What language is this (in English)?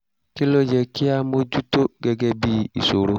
Yoruba